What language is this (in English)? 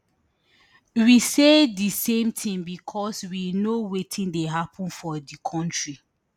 Nigerian Pidgin